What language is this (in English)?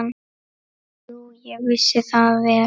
Icelandic